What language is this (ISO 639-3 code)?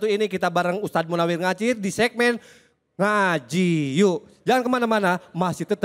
ind